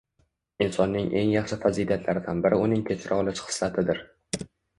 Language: Uzbek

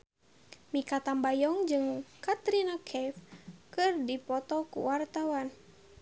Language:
Sundanese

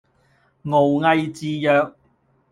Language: Cantonese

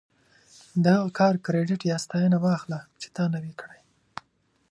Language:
Pashto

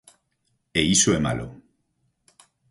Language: Galician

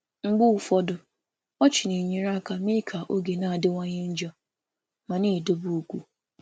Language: Igbo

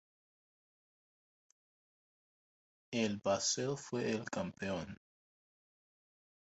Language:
Spanish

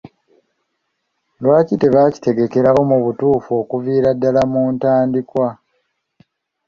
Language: Ganda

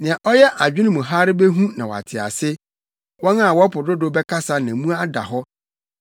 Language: Akan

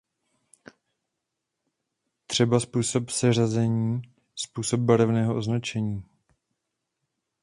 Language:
Czech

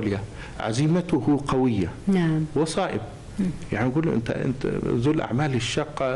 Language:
Arabic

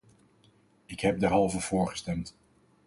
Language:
Dutch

